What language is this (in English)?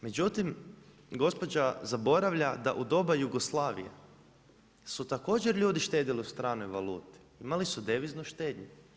Croatian